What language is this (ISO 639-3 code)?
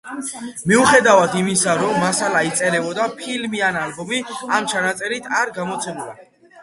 kat